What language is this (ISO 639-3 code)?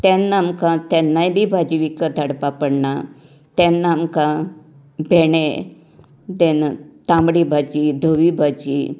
kok